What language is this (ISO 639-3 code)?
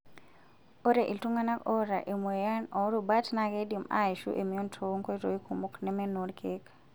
mas